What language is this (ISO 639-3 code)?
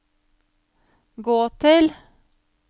nor